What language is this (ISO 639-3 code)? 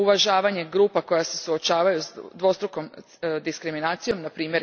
hrv